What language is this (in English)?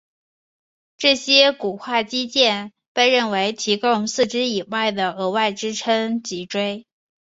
Chinese